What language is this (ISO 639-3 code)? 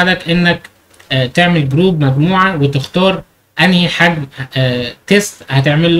ara